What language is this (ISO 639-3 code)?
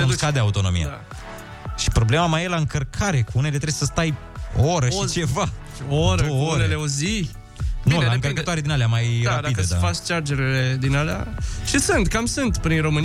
ron